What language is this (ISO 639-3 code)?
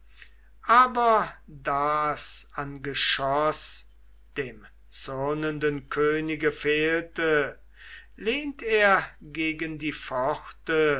deu